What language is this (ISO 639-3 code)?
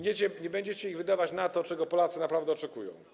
pol